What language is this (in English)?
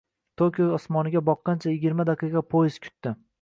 Uzbek